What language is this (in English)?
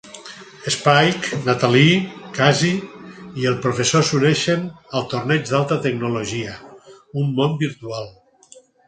Catalan